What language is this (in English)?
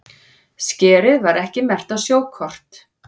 Icelandic